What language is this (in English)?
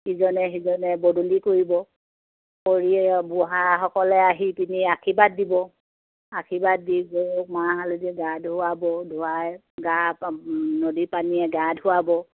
Assamese